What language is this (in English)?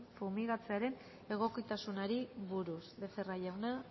Basque